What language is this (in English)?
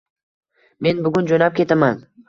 Uzbek